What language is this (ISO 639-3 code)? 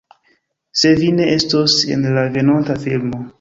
epo